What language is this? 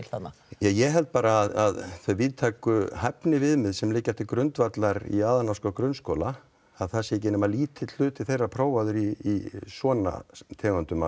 Icelandic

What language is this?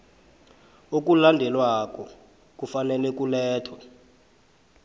South Ndebele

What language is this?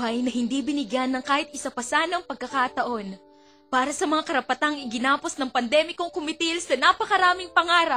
Filipino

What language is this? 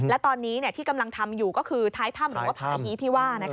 Thai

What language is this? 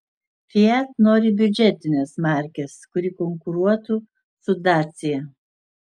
Lithuanian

